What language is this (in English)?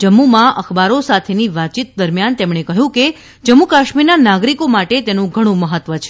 Gujarati